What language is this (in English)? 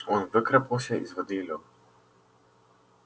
Russian